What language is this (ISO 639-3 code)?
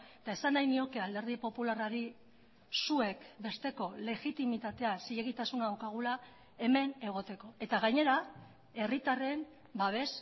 eus